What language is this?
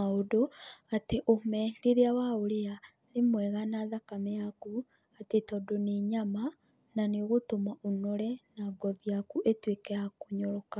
Kikuyu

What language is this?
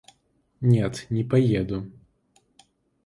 Russian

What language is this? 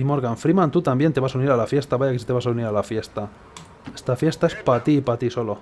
Spanish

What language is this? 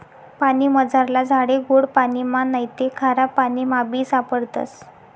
Marathi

